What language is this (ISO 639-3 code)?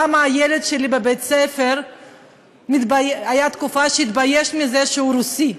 heb